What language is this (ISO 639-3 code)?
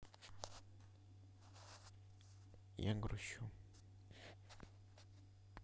rus